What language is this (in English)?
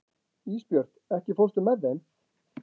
Icelandic